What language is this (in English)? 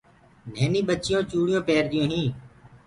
Gurgula